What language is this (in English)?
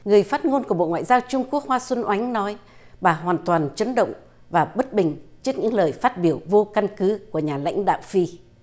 Vietnamese